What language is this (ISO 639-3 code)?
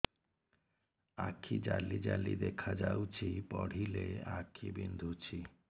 ori